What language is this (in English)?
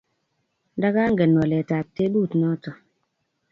Kalenjin